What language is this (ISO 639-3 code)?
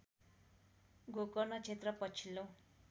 nep